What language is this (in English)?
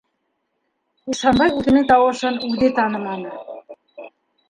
Bashkir